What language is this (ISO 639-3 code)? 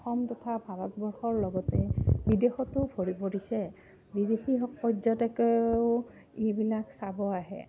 asm